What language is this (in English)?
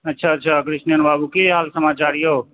Maithili